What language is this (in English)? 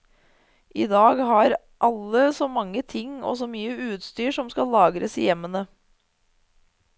Norwegian